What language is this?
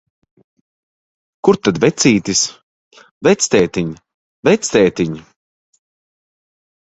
Latvian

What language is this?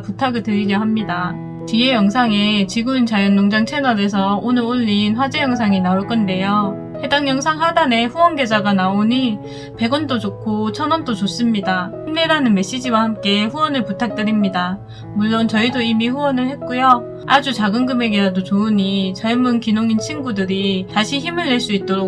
Korean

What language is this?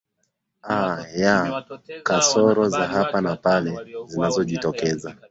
Swahili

